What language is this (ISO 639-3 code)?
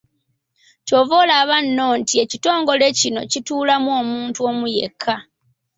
lug